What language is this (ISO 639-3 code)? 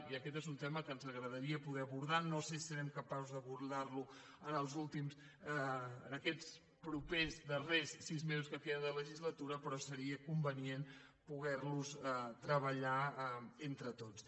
cat